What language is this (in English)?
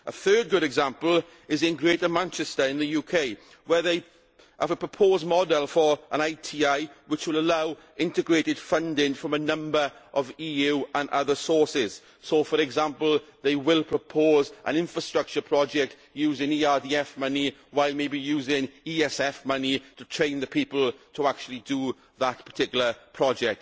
English